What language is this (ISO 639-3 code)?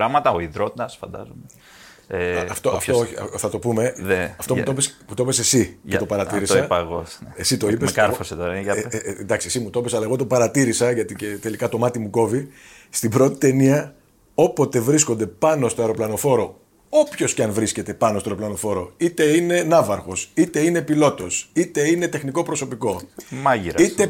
ell